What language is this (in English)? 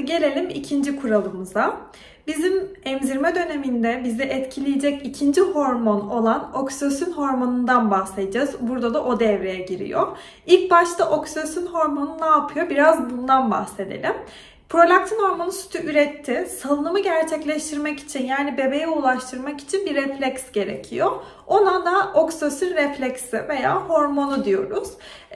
Turkish